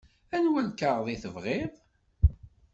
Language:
Kabyle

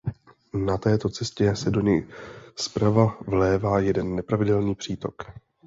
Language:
Czech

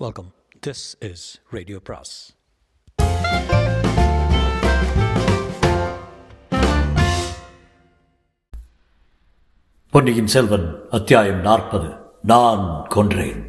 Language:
Tamil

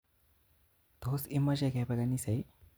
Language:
Kalenjin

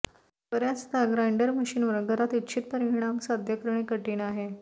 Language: Marathi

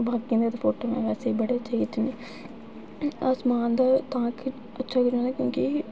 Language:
Dogri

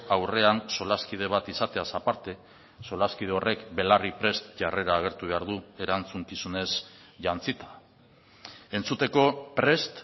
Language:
Basque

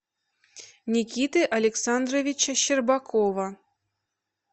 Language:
Russian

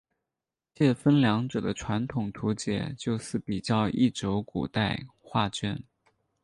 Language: Chinese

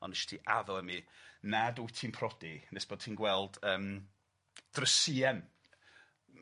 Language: Welsh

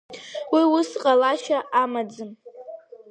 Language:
Abkhazian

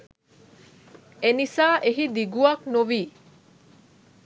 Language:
Sinhala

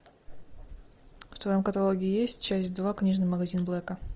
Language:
Russian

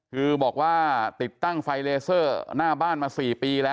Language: Thai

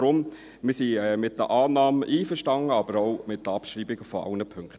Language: Swiss German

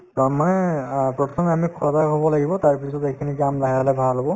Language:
Assamese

